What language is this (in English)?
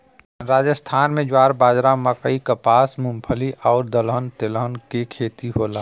Bhojpuri